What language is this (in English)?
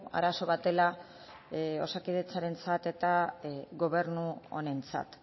Basque